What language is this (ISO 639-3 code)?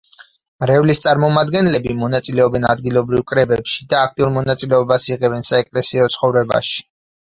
kat